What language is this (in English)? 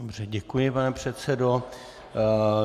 Czech